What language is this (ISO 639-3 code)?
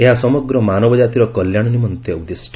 ori